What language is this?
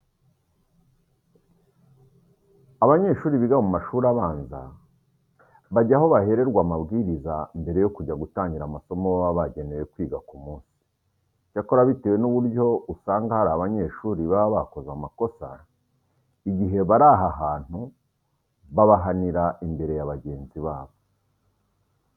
Kinyarwanda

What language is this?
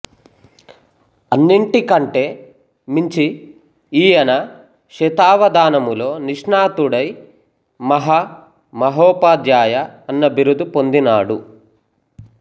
Telugu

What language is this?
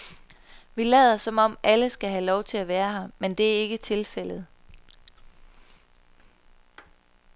Danish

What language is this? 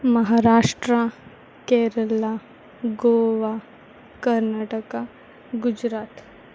Konkani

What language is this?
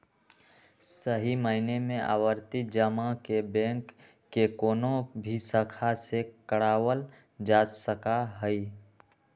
Magahi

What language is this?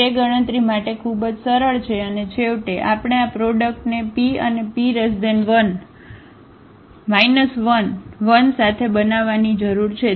Gujarati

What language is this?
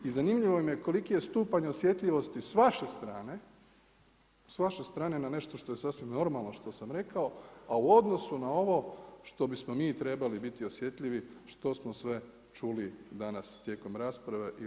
Croatian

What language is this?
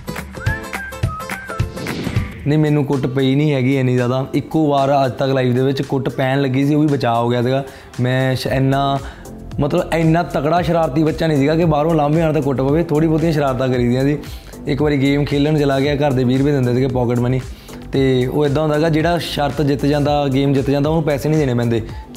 Punjabi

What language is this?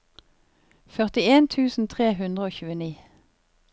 Norwegian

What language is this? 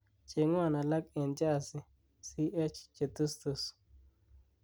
Kalenjin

